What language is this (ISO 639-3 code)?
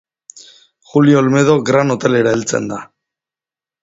eus